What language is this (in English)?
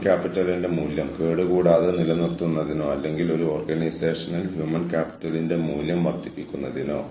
Malayalam